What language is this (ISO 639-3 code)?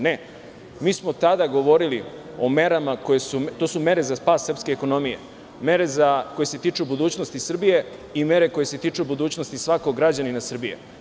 srp